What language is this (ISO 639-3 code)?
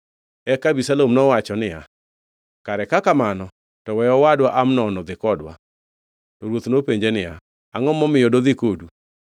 luo